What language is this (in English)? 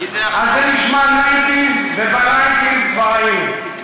Hebrew